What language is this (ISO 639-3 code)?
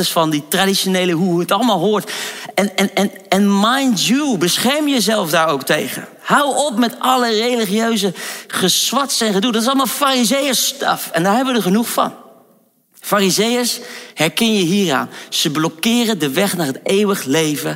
nld